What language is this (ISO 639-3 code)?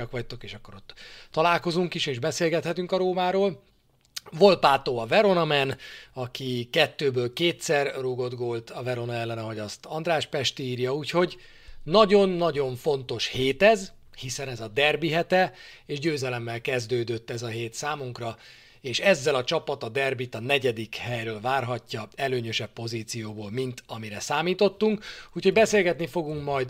hun